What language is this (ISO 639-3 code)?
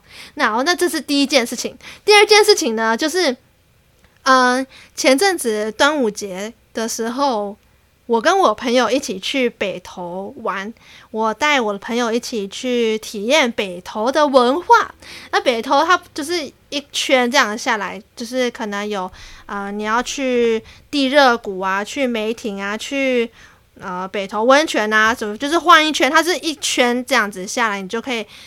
zho